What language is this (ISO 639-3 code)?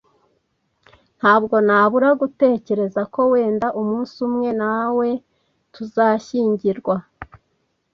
kin